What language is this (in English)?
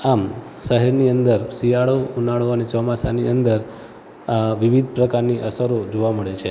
Gujarati